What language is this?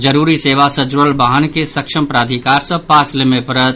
Maithili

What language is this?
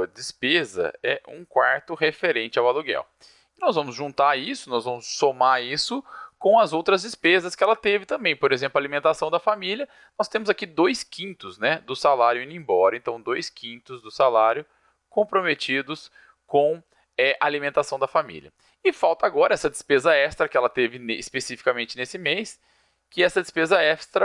Portuguese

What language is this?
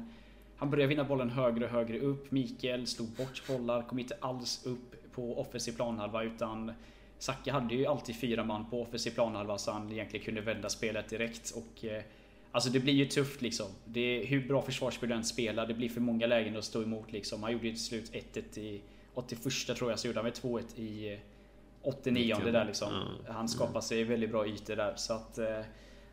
Swedish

